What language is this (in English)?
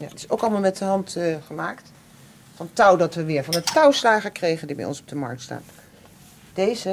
Dutch